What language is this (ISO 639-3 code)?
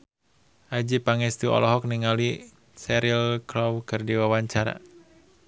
sun